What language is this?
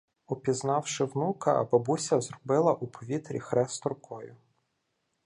Ukrainian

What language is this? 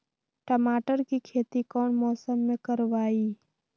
Magahi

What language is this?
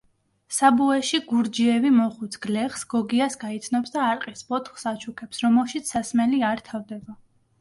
Georgian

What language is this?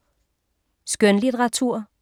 Danish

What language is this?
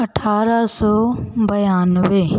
Hindi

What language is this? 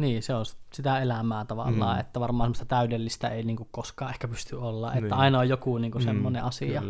Finnish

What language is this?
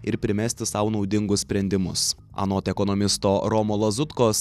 Lithuanian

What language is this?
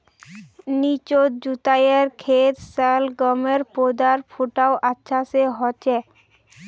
Magahi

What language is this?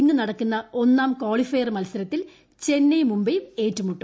Malayalam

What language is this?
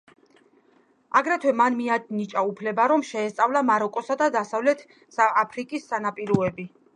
Georgian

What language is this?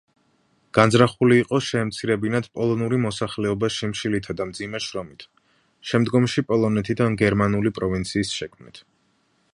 Georgian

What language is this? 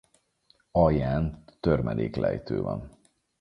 Hungarian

